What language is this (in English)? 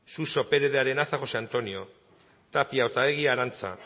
Basque